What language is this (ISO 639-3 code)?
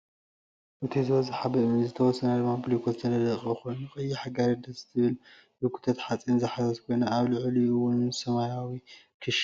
tir